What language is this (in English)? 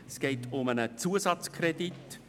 Swiss German